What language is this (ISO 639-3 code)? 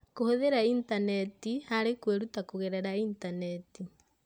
kik